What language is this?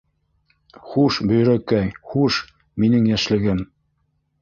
Bashkir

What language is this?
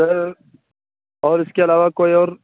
Urdu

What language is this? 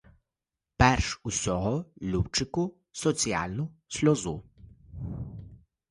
Ukrainian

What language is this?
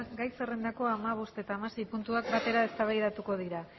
Basque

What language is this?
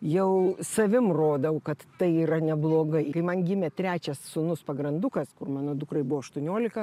Lithuanian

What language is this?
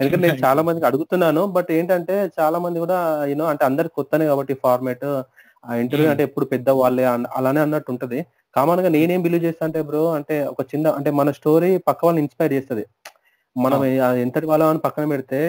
Telugu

